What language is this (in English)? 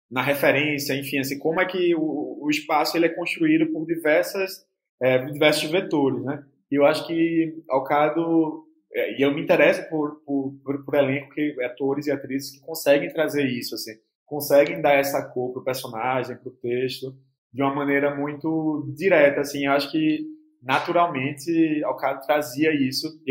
Portuguese